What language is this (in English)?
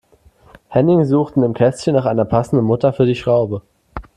German